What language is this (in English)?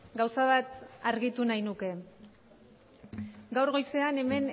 Basque